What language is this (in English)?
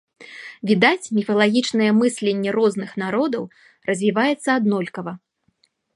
Belarusian